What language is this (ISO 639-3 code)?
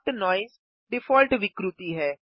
hin